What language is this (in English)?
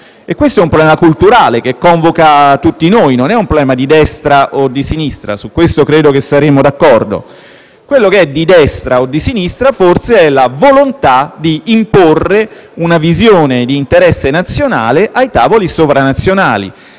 Italian